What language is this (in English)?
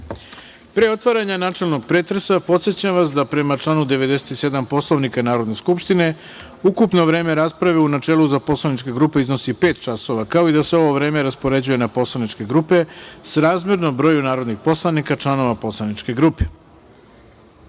Serbian